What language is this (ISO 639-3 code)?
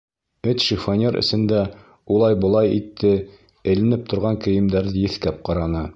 bak